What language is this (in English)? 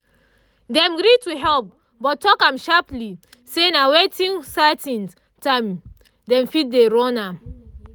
Nigerian Pidgin